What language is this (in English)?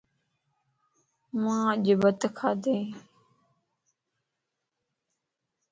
Lasi